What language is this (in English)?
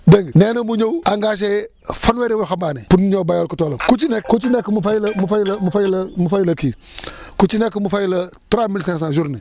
Wolof